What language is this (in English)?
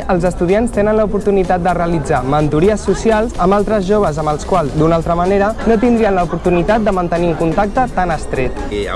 Catalan